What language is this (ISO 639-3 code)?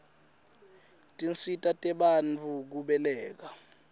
ssw